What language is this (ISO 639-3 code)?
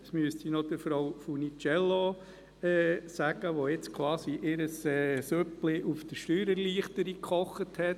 gsw